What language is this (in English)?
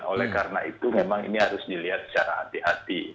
Indonesian